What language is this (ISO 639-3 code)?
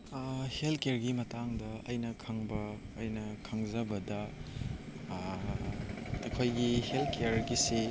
mni